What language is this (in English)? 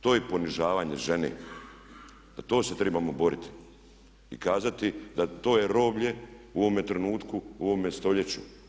Croatian